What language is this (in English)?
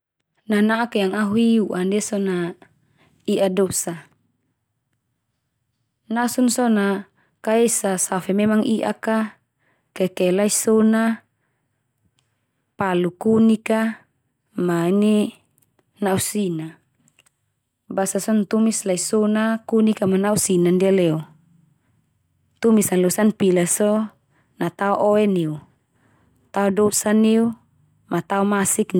Termanu